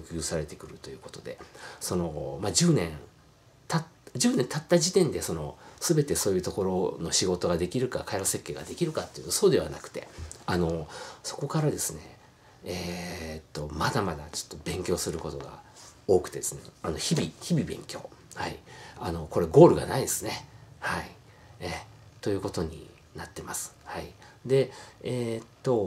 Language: Japanese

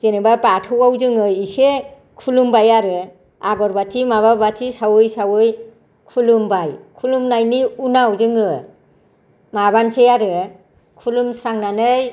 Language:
Bodo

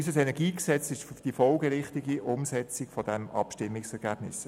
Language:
Swiss German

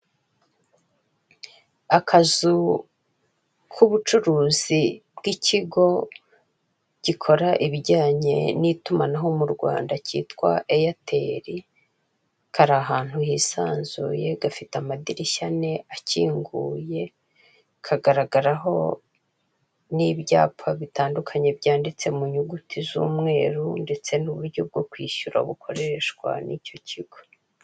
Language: Kinyarwanda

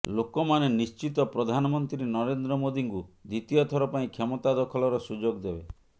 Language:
Odia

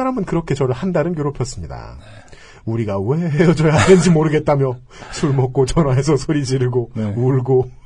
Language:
Korean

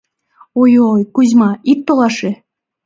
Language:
Mari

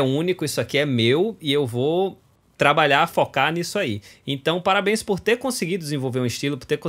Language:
Portuguese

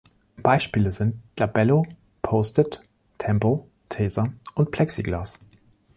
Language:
German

